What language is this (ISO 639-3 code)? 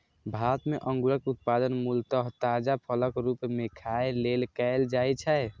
mai